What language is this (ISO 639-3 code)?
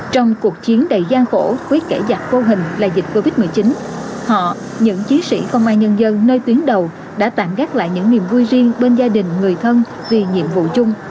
vie